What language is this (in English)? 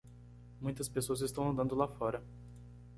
Portuguese